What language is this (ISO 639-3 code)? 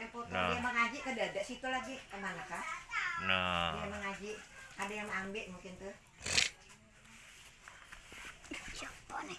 ind